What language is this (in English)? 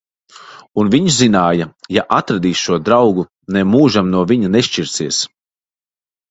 Latvian